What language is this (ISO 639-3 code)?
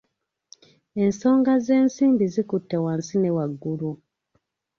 lug